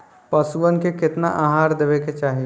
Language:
Bhojpuri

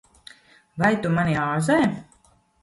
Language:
Latvian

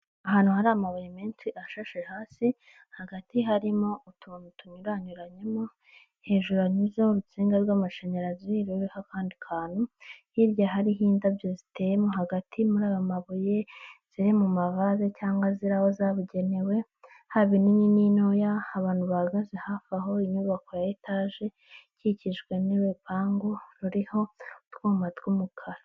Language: Kinyarwanda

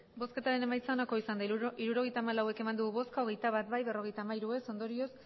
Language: Basque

